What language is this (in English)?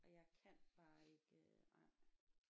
Danish